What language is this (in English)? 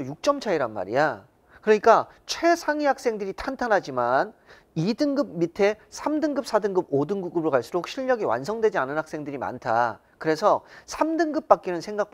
Korean